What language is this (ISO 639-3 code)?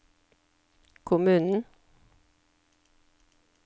nor